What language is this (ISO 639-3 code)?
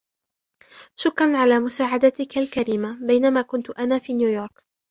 ara